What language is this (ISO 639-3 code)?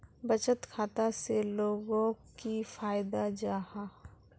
mag